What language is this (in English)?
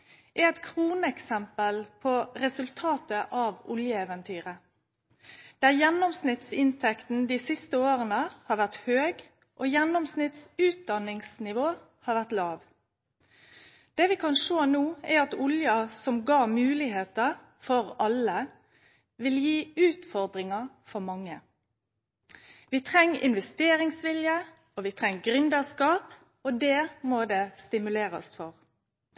Norwegian Nynorsk